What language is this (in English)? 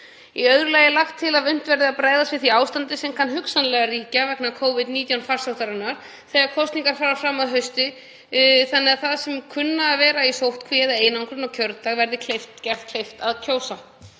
Icelandic